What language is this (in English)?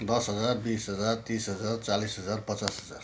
Nepali